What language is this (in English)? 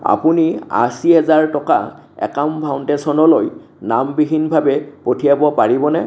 Assamese